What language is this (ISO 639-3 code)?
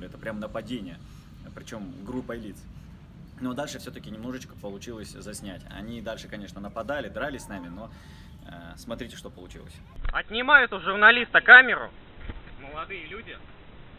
rus